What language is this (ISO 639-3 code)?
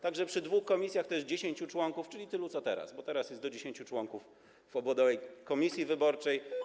pol